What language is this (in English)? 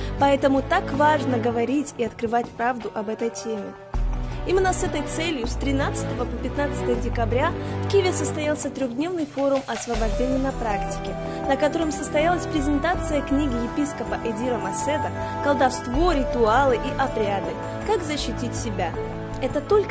Russian